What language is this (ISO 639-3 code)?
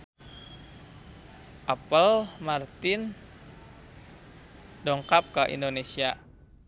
sun